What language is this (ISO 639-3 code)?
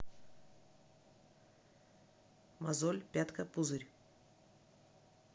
rus